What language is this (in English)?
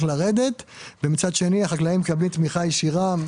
Hebrew